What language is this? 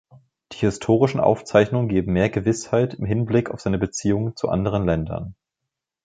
German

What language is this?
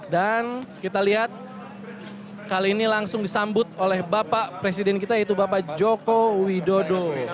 Indonesian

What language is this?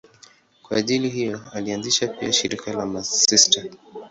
Swahili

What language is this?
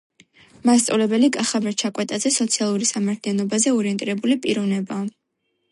Georgian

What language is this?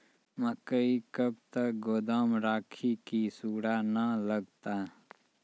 Maithili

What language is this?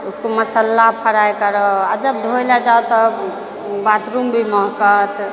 Maithili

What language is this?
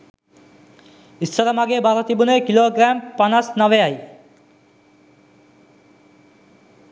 Sinhala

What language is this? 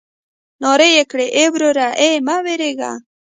Pashto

